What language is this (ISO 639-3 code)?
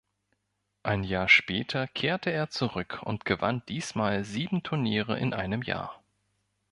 deu